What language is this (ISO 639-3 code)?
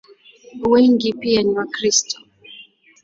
swa